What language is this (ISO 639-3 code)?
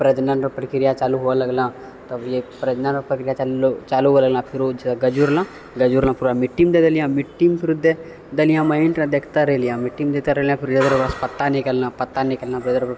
mai